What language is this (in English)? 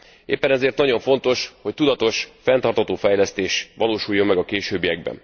Hungarian